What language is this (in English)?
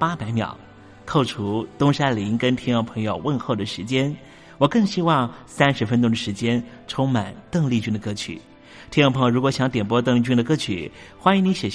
Chinese